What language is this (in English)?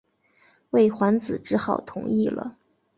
Chinese